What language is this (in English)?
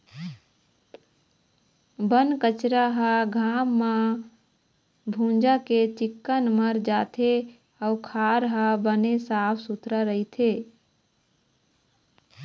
Chhattisgarhi